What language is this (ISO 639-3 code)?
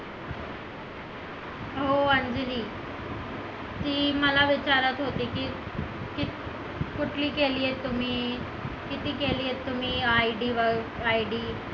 mar